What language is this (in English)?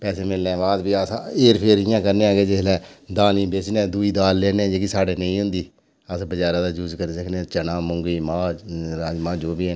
Dogri